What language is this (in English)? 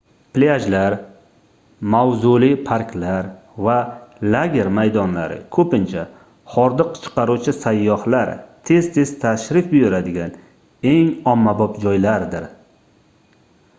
Uzbek